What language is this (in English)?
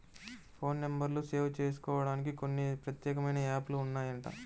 Telugu